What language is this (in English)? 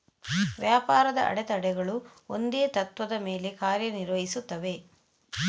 Kannada